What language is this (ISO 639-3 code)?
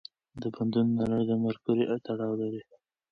pus